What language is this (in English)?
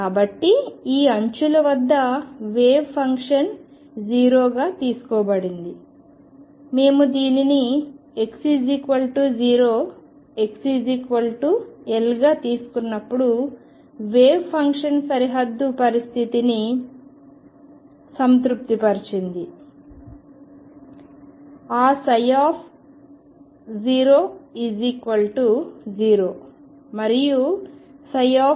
Telugu